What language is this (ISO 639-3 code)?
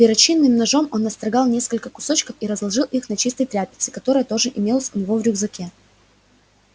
rus